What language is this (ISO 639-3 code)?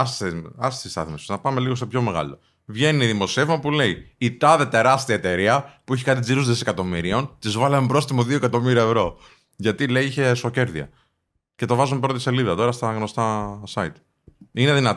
ell